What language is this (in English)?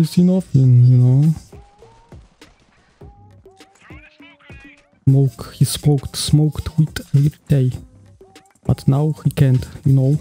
Polish